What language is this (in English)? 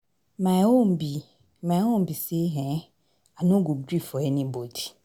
Nigerian Pidgin